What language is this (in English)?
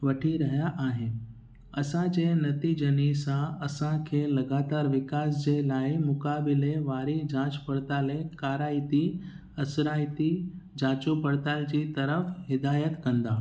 Sindhi